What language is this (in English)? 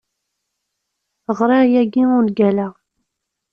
Kabyle